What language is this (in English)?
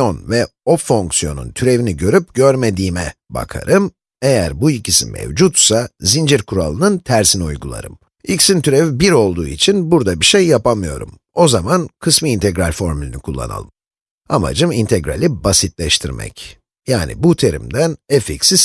Turkish